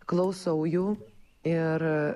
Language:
Lithuanian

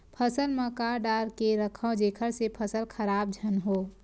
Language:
Chhattisgarhi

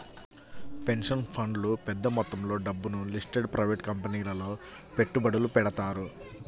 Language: Telugu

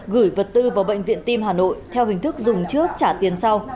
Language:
Vietnamese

